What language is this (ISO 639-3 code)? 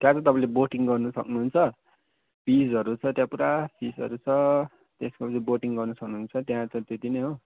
nep